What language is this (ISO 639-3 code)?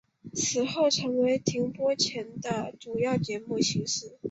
zho